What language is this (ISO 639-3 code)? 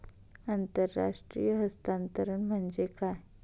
mar